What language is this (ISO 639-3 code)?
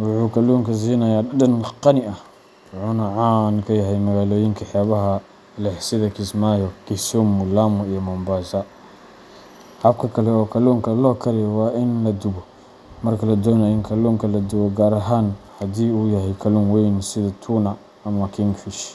som